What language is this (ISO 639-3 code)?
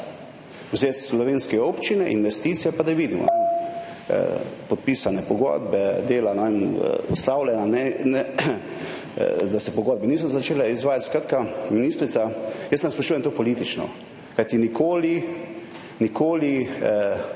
slv